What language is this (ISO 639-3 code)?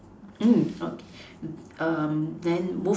eng